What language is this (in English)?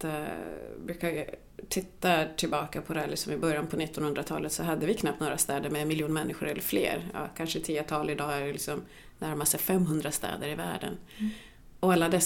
Swedish